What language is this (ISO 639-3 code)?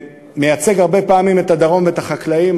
heb